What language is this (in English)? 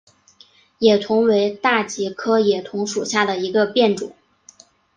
Chinese